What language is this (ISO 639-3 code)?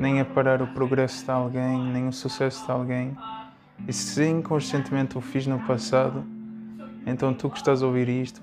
por